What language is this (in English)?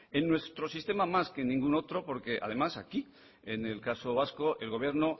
Spanish